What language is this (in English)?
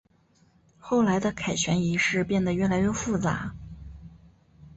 Chinese